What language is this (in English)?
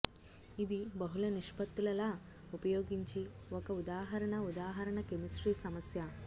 Telugu